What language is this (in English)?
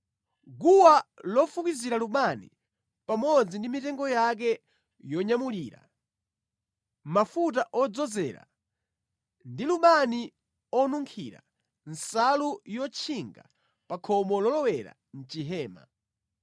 Nyanja